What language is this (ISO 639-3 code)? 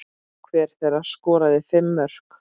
isl